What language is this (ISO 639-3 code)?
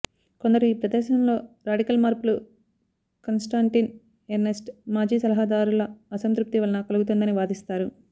tel